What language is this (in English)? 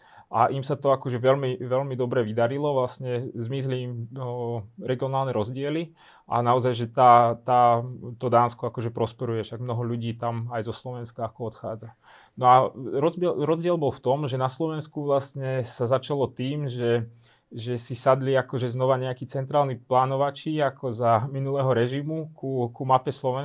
Slovak